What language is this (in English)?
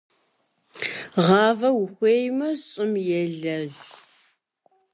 Kabardian